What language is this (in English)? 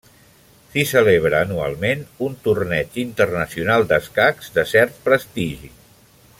Catalan